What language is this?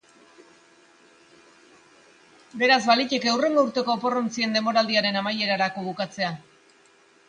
Basque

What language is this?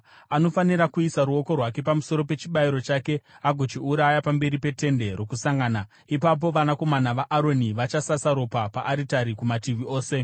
Shona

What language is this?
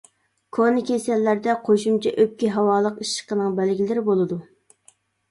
Uyghur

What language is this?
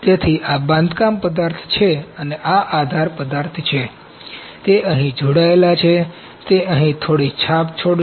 Gujarati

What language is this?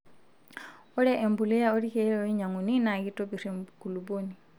Masai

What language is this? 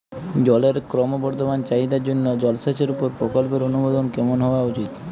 Bangla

